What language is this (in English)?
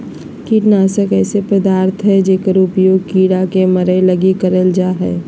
Magahi